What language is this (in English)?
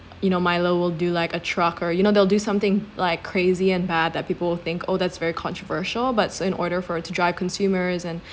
English